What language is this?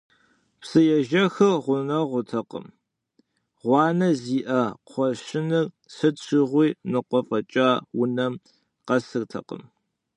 Kabardian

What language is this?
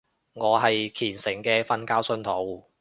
Cantonese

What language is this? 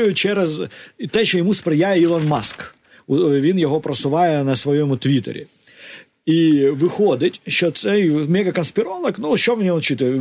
Ukrainian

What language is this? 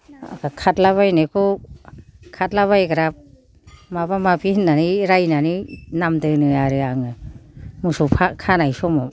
Bodo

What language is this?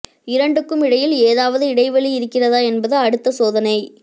Tamil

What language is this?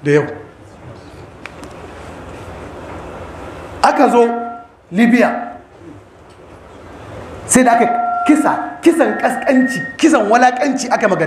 Arabic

